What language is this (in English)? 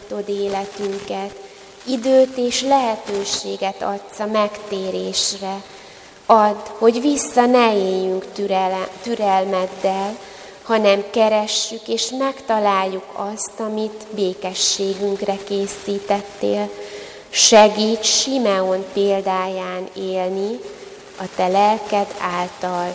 Hungarian